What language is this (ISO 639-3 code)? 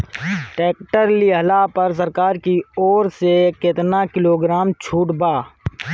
bho